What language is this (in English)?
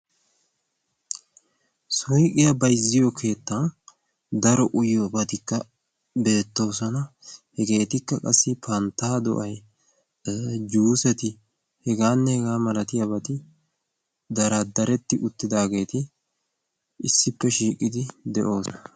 Wolaytta